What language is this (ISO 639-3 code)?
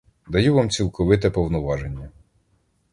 ukr